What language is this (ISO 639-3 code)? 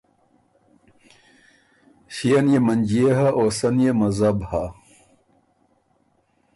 oru